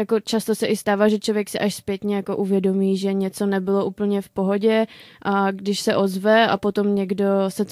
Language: Czech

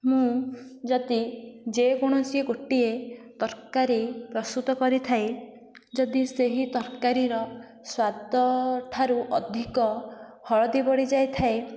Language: Odia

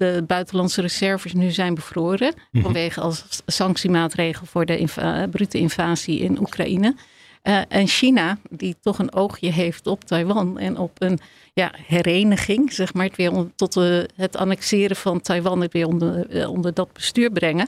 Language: Dutch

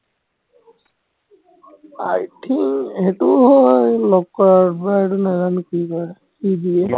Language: Assamese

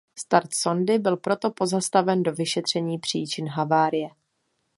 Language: Czech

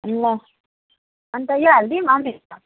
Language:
Nepali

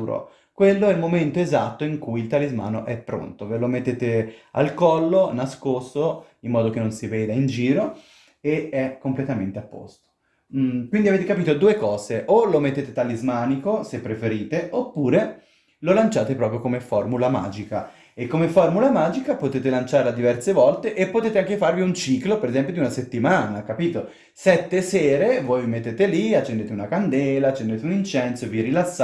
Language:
Italian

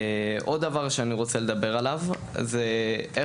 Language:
Hebrew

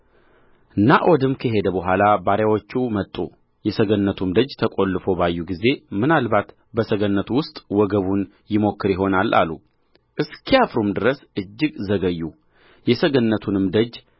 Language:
Amharic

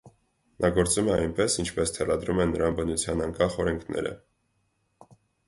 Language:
Armenian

